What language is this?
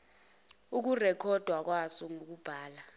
Zulu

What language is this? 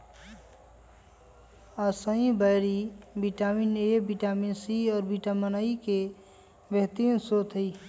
Magahi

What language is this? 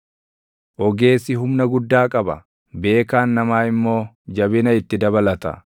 Oromo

